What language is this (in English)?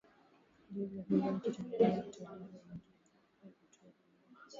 Swahili